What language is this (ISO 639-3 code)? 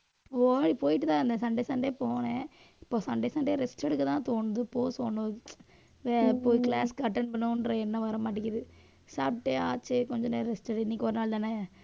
tam